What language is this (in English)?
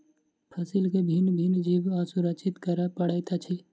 Maithili